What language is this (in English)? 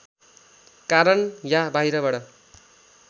Nepali